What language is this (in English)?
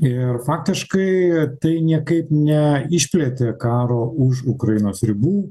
Lithuanian